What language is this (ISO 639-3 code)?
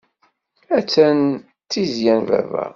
kab